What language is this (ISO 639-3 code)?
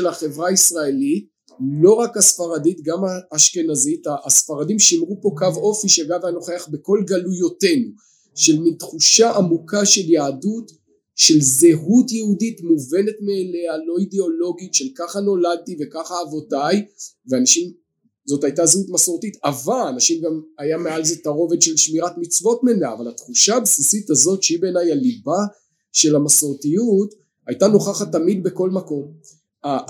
heb